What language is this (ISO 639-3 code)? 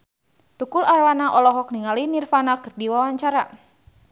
sun